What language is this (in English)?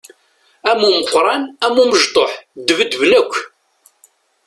Kabyle